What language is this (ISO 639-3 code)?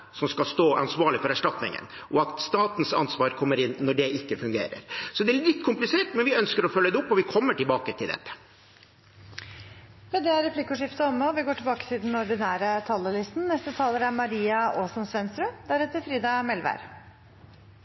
nor